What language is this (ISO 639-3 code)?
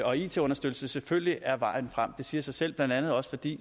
dan